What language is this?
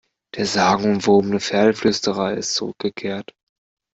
German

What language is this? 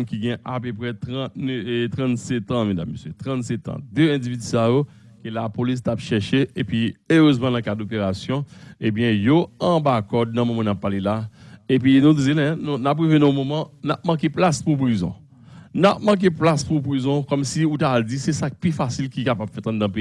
French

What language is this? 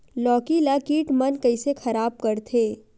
Chhattisgarhi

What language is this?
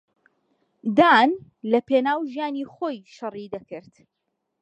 Central Kurdish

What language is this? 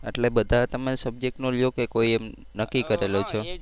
Gujarati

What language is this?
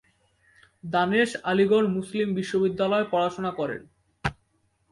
Bangla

